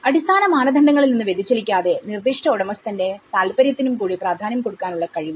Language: Malayalam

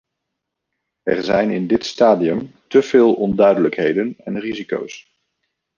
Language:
Dutch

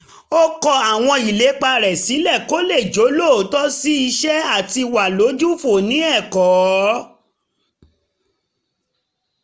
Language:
Yoruba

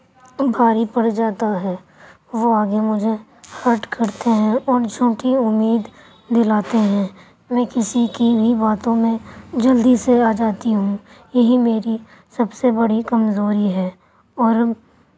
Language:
Urdu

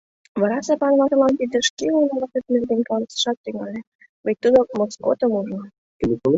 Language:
Mari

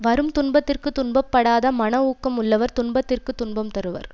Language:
Tamil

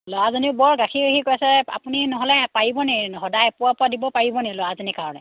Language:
Assamese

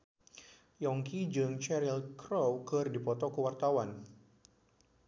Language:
Sundanese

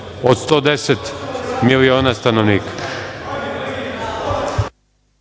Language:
Serbian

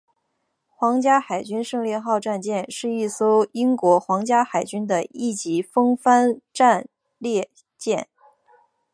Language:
Chinese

